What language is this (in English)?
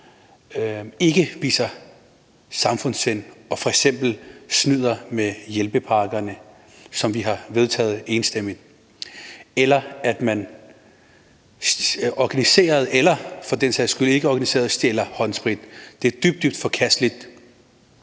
Danish